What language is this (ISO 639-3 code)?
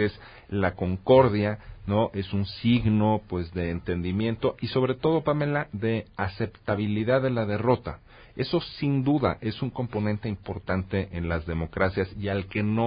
spa